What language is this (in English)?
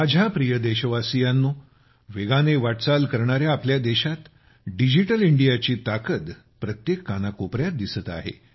Marathi